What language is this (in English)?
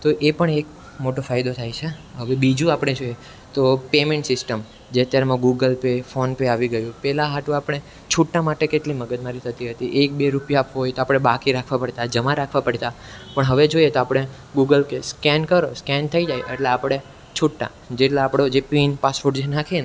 Gujarati